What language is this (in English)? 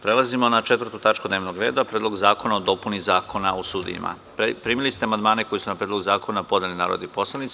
Serbian